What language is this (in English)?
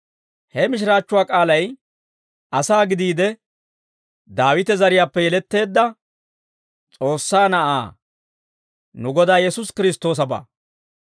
Dawro